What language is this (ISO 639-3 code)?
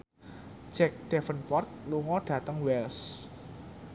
jav